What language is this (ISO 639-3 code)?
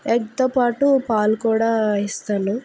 tel